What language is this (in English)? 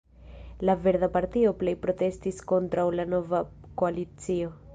Esperanto